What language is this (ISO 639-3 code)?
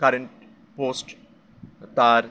ben